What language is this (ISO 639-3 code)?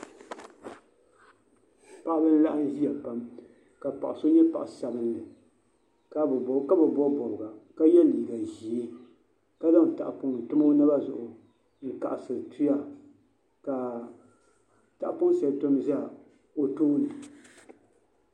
dag